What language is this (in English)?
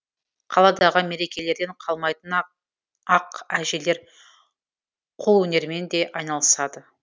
Kazakh